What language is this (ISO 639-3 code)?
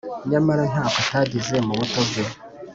kin